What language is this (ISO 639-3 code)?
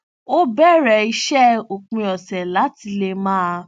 yor